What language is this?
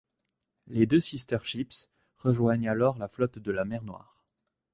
French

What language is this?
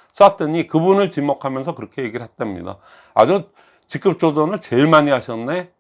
Korean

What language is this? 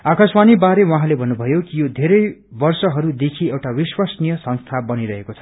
Nepali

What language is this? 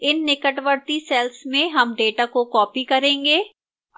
Hindi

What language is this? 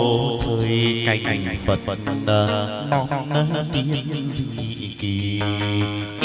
Vietnamese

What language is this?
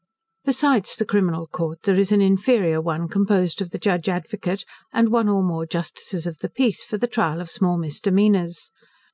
English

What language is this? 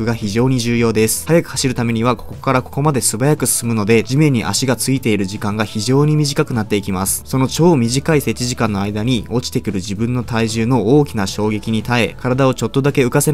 Japanese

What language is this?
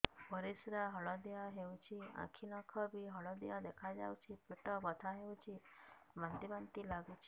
Odia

